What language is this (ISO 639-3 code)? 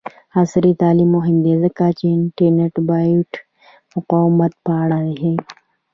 pus